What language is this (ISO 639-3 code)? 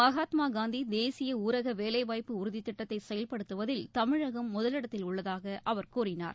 tam